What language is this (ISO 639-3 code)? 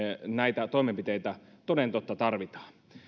fin